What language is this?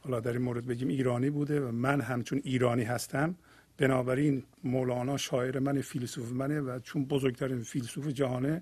Persian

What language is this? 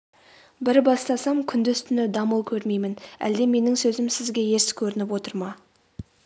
Kazakh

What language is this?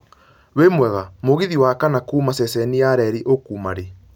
Kikuyu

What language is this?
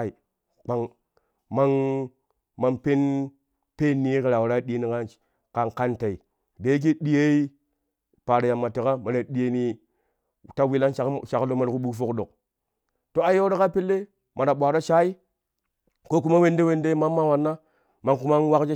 Kushi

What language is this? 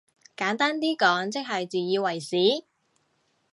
Cantonese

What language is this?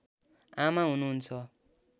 Nepali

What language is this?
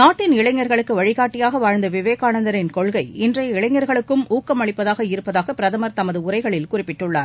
Tamil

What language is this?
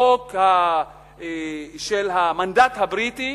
Hebrew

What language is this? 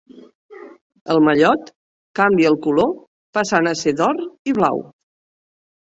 Catalan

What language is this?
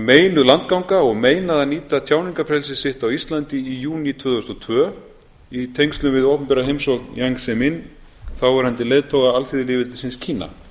Icelandic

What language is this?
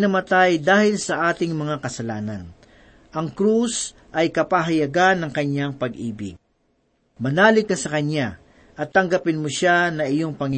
Filipino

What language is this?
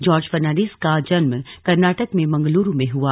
Hindi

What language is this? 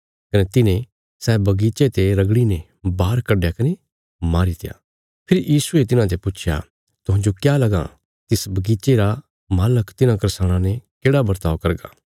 Bilaspuri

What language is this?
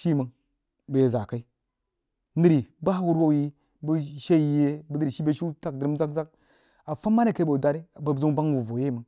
Jiba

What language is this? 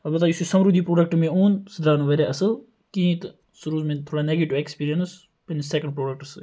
Kashmiri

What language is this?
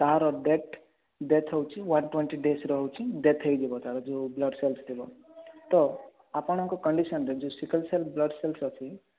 Odia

